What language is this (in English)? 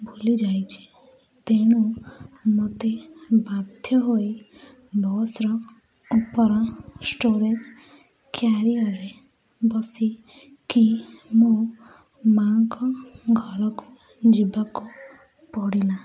Odia